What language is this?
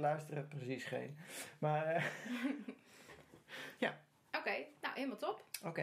Dutch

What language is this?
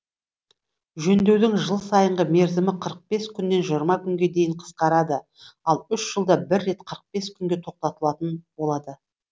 Kazakh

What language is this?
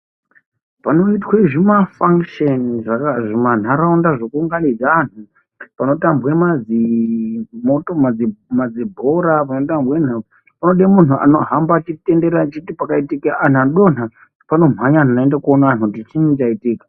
Ndau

